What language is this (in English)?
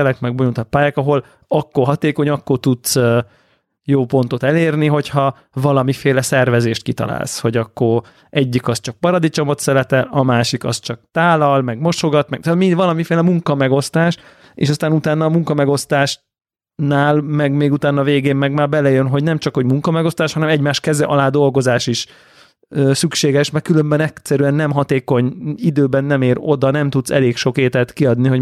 Hungarian